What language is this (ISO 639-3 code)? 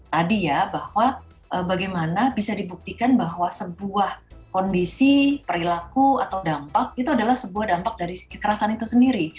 ind